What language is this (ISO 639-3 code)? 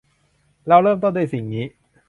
tha